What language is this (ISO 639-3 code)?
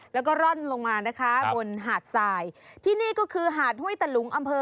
tha